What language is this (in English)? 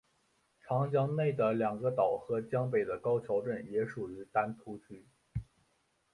Chinese